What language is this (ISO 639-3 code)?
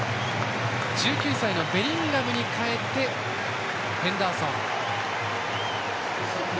jpn